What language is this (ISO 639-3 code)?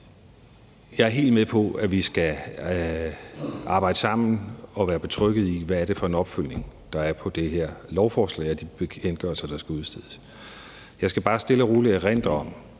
dan